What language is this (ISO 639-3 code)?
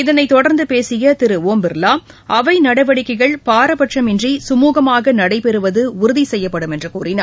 tam